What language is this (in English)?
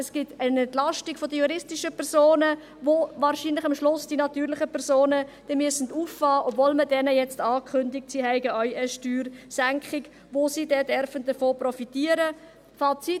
Swiss German